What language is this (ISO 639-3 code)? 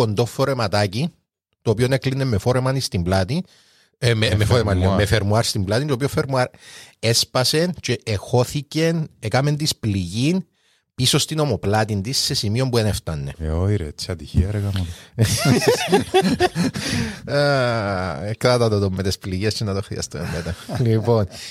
ell